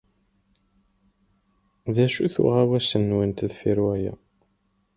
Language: Kabyle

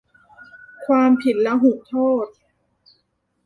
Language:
Thai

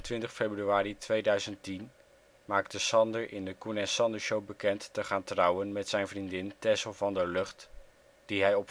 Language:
Dutch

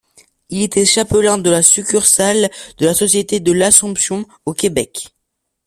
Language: French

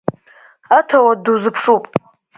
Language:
Abkhazian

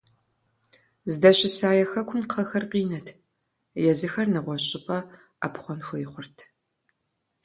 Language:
Kabardian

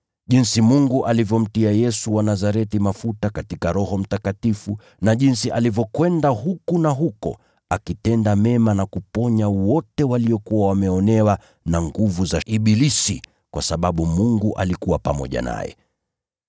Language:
Swahili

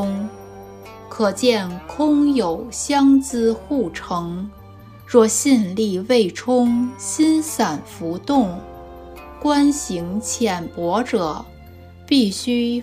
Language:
Chinese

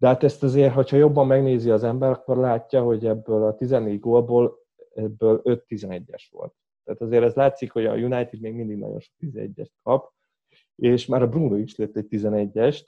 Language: Hungarian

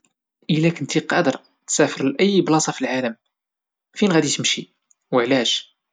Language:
Moroccan Arabic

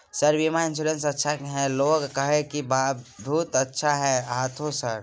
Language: Maithili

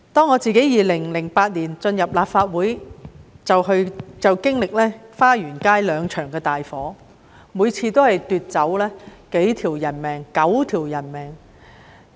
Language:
Cantonese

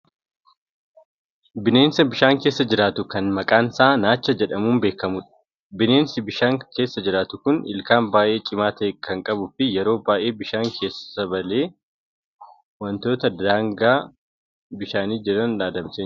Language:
Oromo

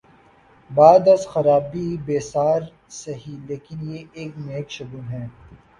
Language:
Urdu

